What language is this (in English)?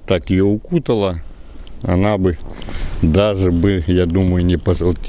Russian